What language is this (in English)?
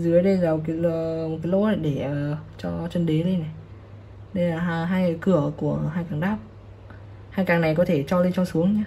Vietnamese